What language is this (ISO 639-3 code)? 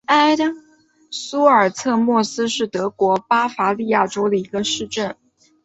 zho